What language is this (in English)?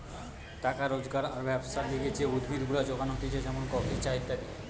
Bangla